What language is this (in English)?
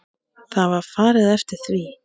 Icelandic